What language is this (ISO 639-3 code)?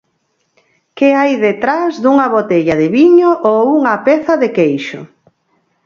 glg